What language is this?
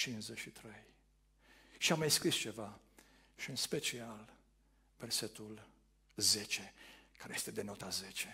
Romanian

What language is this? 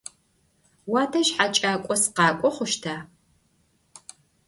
Adyghe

